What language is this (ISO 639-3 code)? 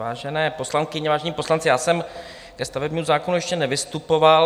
ces